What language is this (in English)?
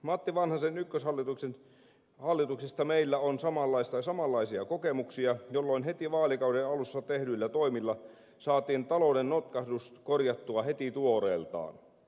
Finnish